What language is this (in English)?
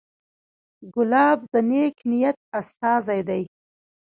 Pashto